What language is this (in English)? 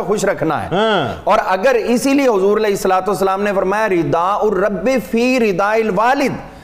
Urdu